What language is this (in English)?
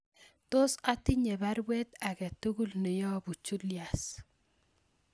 Kalenjin